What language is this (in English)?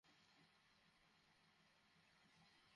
Bangla